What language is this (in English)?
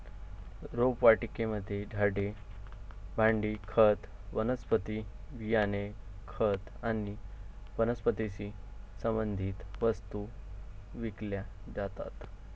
Marathi